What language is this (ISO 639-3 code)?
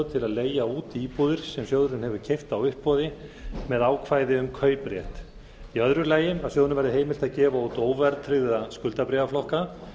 isl